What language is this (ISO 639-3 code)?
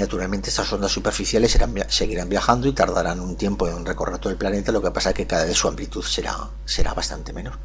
spa